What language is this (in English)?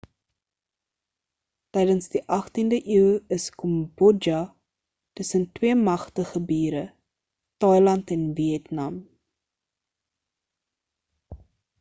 Afrikaans